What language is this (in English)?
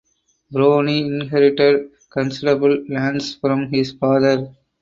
English